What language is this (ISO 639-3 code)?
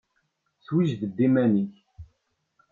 kab